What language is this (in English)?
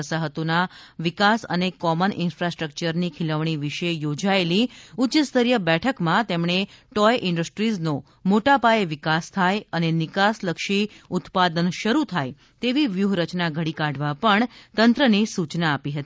Gujarati